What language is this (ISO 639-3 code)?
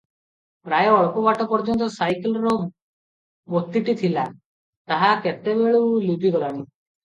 ori